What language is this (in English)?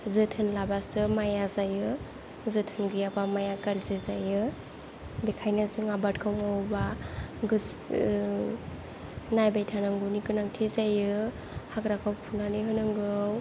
Bodo